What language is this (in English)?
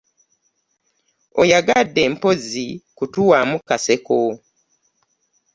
Ganda